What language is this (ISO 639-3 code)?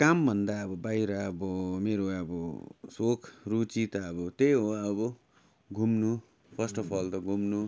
nep